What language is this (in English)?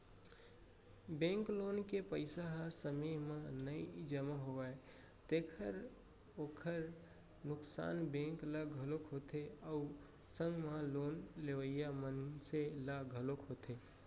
Chhattisgarhi